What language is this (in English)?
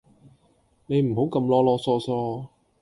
Cantonese